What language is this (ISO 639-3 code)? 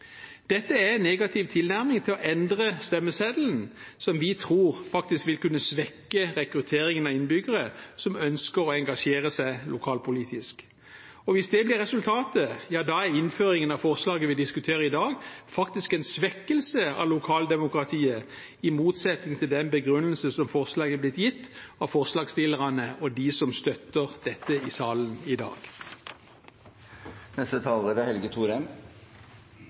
nob